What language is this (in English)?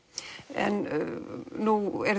Icelandic